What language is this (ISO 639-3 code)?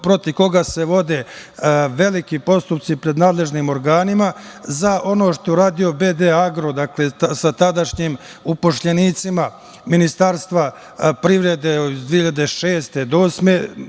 srp